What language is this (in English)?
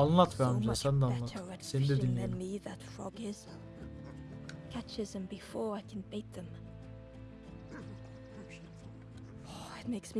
Turkish